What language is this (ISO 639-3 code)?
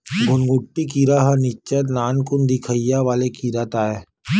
hne